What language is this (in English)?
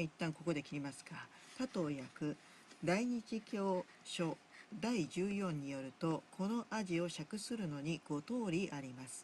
Japanese